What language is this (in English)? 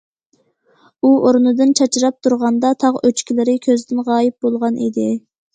Uyghur